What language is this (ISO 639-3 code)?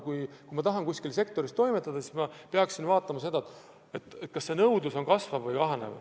est